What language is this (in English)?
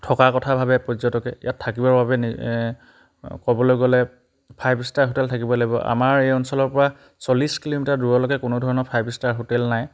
Assamese